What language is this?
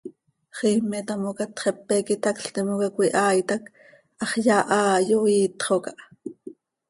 Seri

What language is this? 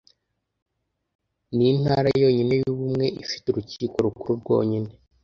Kinyarwanda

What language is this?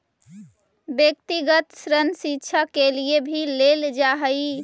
Magahi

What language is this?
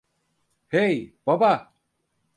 Turkish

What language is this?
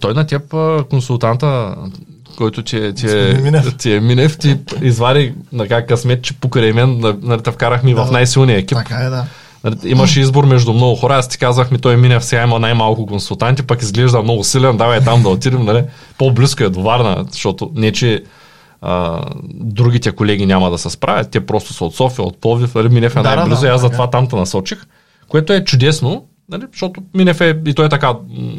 Bulgarian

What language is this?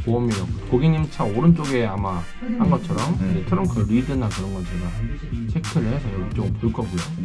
Korean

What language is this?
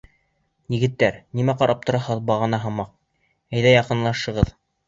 Bashkir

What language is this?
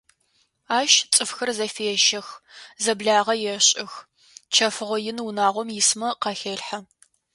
Adyghe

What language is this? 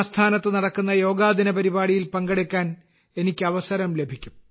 Malayalam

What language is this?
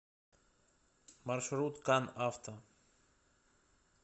Russian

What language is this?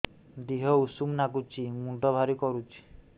Odia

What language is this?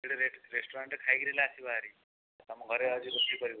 Odia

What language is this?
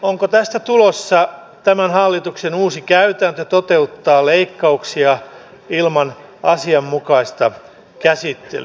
Finnish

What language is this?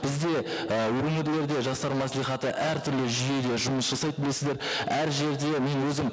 Kazakh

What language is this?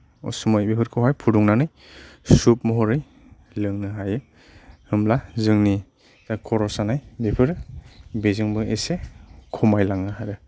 Bodo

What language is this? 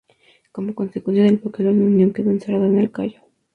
Spanish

